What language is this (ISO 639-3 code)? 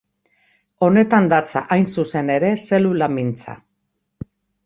eus